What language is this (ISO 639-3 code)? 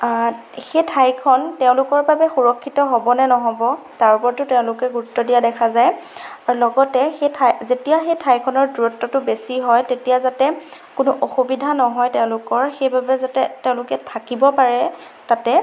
asm